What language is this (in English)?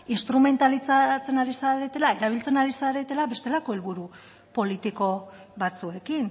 Basque